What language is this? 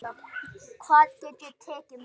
Icelandic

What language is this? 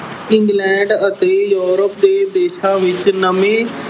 Punjabi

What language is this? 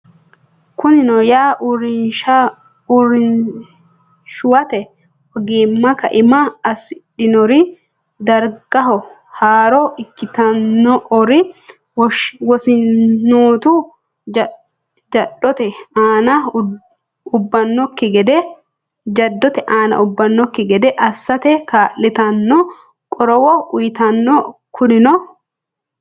Sidamo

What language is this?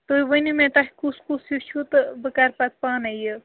Kashmiri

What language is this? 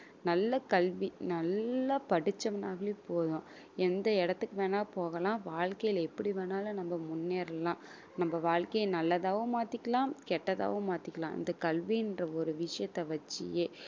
Tamil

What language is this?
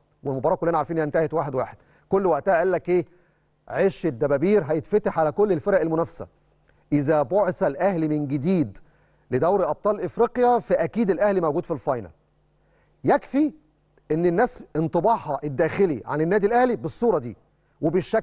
Arabic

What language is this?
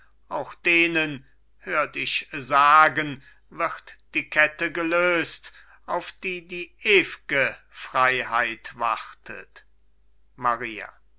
German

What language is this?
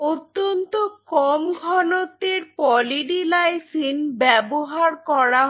Bangla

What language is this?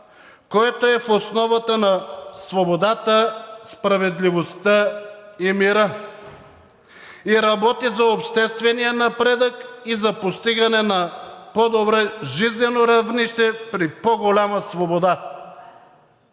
Bulgarian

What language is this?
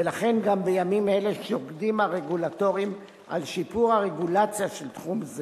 Hebrew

